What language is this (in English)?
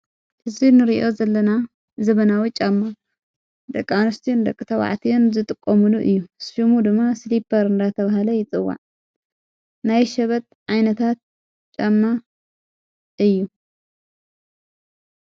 Tigrinya